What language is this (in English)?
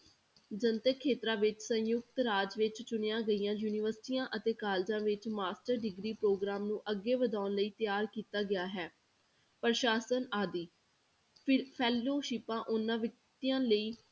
Punjabi